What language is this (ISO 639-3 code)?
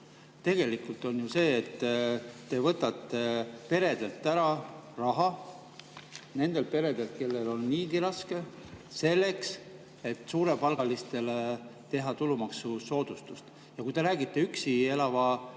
est